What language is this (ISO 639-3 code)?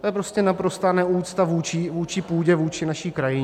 ces